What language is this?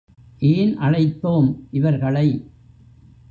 Tamil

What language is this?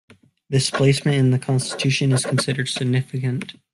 English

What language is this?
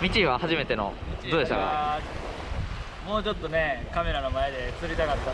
Japanese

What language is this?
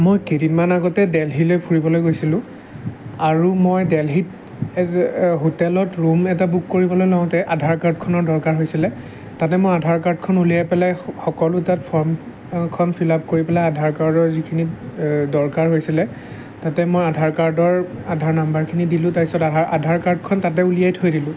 Assamese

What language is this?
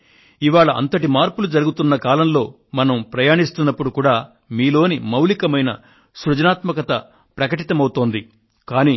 Telugu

